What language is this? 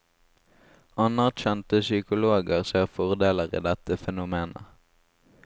Norwegian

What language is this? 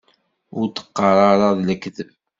Kabyle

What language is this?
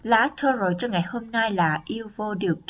Vietnamese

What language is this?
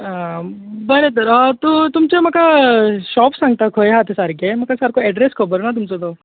Konkani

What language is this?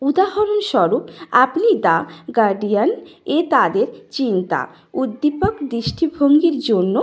Bangla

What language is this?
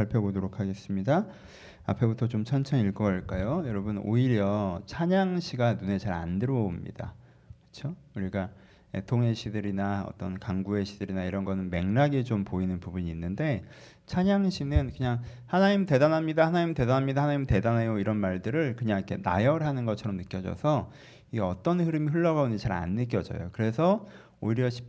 Korean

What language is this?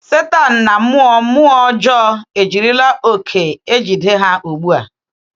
Igbo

